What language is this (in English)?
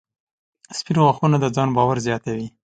Pashto